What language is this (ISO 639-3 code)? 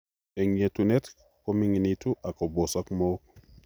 kln